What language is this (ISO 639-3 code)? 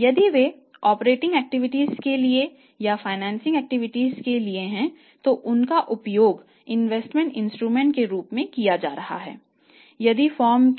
hin